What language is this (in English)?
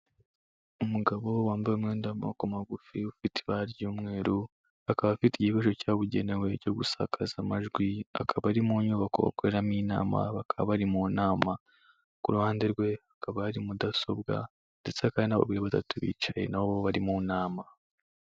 Kinyarwanda